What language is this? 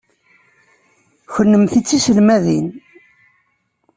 Kabyle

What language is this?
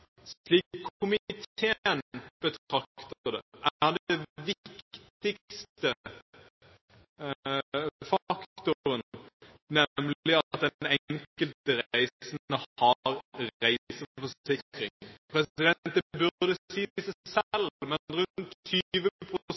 Norwegian Bokmål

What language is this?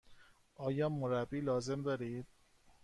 Persian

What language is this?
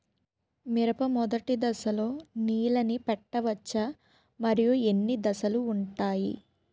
Telugu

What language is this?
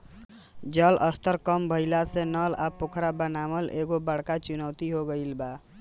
Bhojpuri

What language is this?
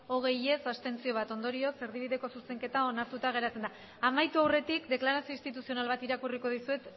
Basque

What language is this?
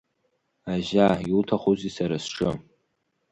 Abkhazian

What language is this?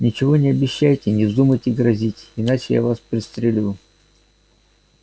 Russian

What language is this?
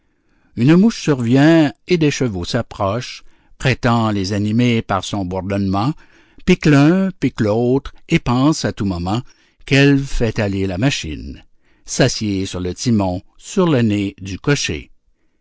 French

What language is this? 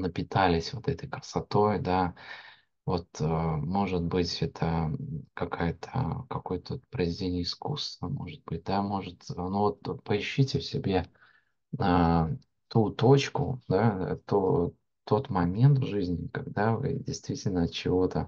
Russian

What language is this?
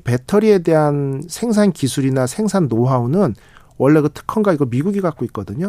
Korean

